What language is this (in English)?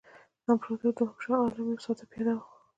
Pashto